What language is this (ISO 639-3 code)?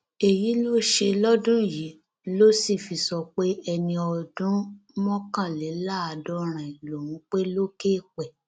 yor